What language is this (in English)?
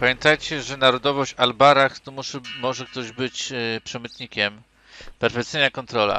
Polish